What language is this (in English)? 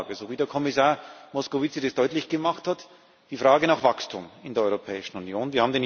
German